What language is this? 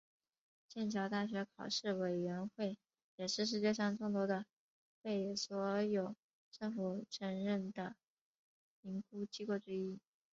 Chinese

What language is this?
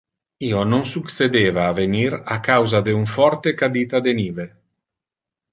Interlingua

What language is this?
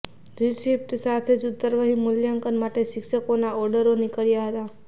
Gujarati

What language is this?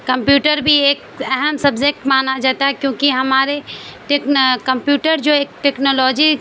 Urdu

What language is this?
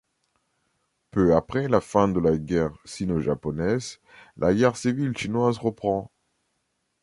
French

